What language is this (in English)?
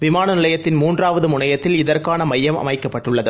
Tamil